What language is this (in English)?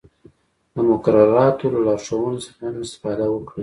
Pashto